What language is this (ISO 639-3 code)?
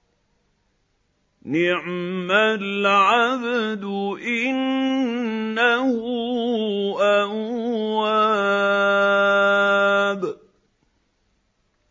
ara